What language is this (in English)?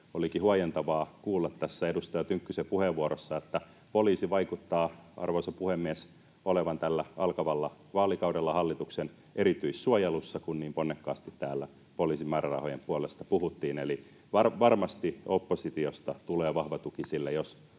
Finnish